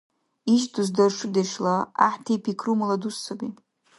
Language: Dargwa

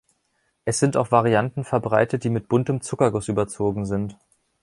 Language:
German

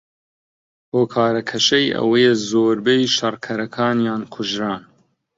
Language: Central Kurdish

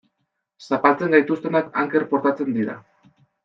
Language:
Basque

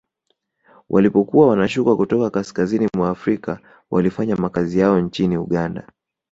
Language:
Swahili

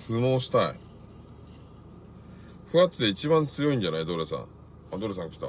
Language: Japanese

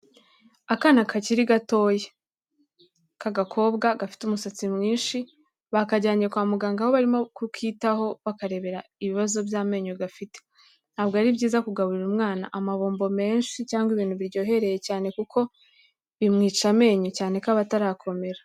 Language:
Kinyarwanda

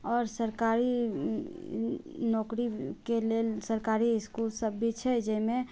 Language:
Maithili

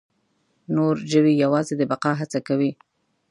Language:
Pashto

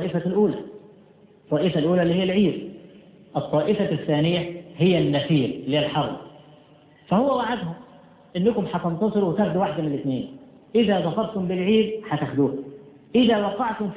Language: Arabic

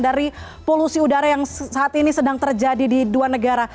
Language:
Indonesian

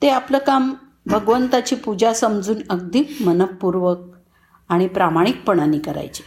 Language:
Marathi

